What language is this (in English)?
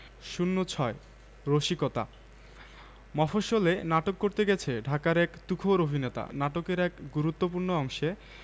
Bangla